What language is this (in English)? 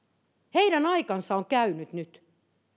Finnish